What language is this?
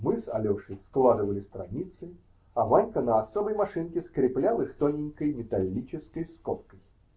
Russian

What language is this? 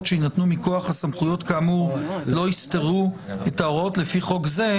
Hebrew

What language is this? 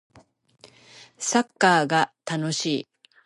Japanese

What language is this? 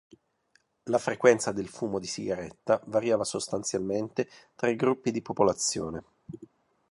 Italian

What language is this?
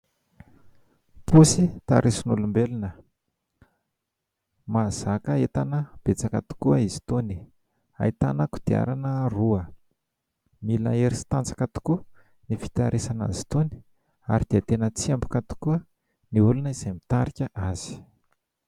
Malagasy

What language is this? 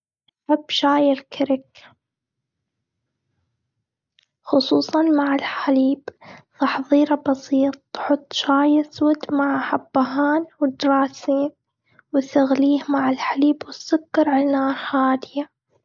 Gulf Arabic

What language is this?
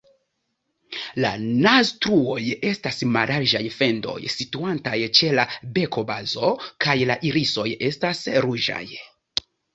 Esperanto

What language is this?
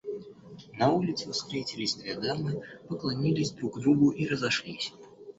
Russian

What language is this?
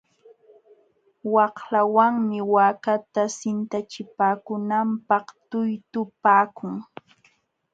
Jauja Wanca Quechua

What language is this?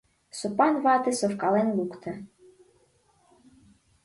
Mari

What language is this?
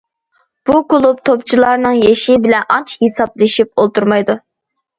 Uyghur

